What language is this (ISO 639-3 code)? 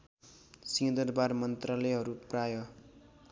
nep